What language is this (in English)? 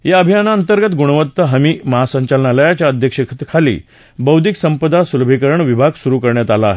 Marathi